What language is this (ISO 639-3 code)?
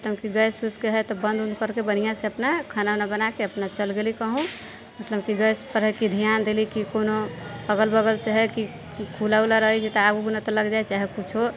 mai